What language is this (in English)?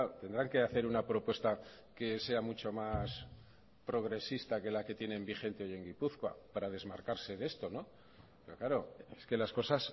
Spanish